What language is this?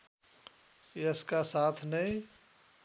Nepali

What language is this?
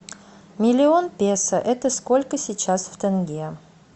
Russian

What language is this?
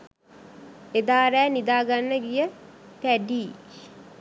Sinhala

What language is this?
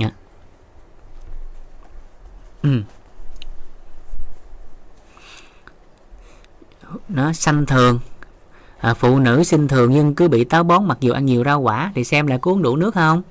Vietnamese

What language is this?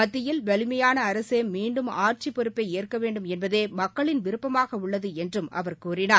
Tamil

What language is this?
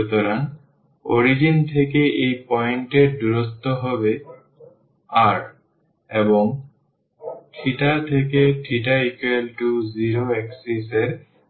Bangla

